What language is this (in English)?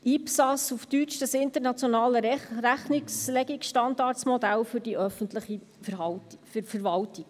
Swiss German